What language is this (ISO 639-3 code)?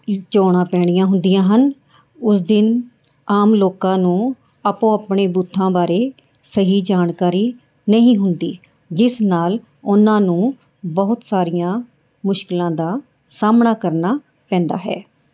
pan